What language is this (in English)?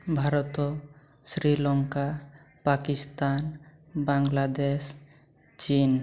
Odia